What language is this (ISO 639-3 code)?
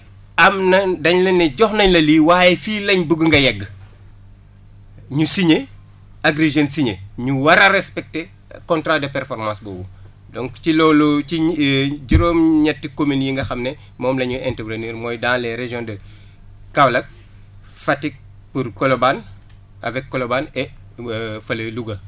wol